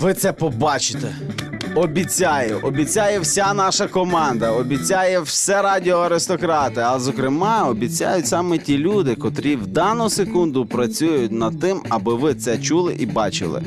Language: Ukrainian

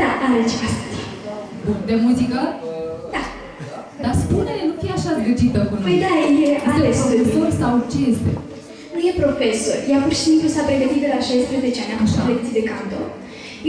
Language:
Romanian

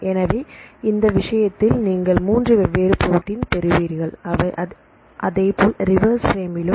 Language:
Tamil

